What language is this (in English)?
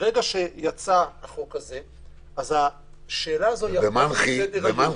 Hebrew